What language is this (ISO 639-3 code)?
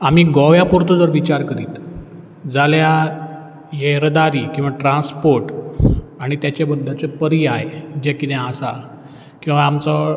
kok